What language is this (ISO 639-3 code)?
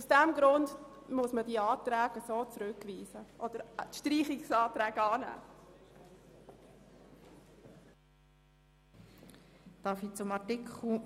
gsw